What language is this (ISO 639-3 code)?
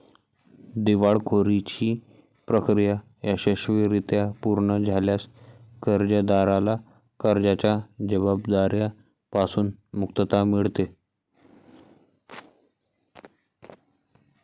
mar